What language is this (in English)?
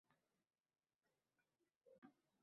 Uzbek